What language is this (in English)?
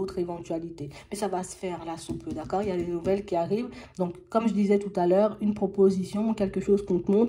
French